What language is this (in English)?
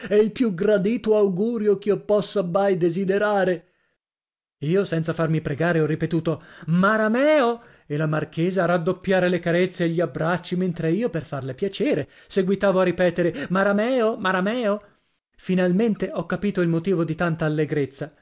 Italian